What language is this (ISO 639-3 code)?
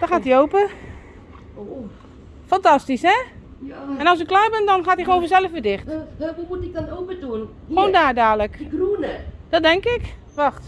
nld